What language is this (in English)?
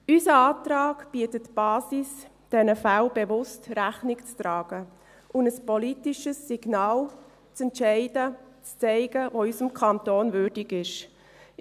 Swiss German